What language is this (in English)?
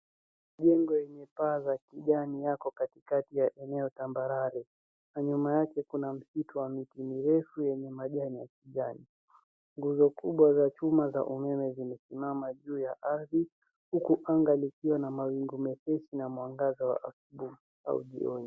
Swahili